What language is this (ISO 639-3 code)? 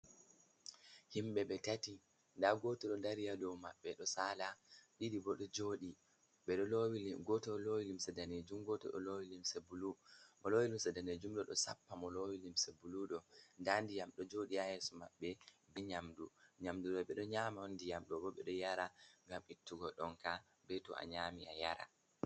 ful